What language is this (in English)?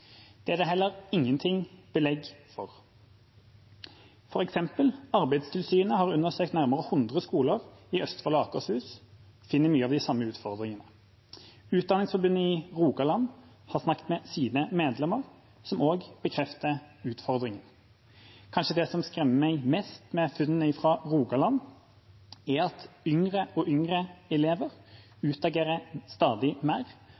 Norwegian Bokmål